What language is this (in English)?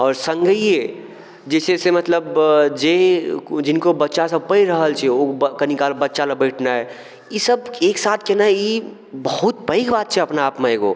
Maithili